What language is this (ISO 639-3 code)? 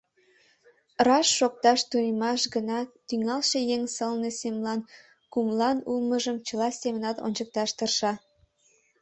chm